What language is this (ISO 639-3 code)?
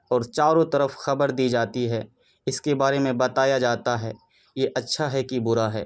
urd